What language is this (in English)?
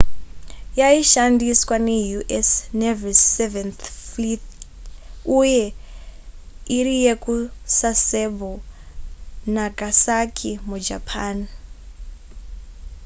Shona